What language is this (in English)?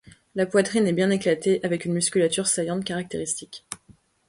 French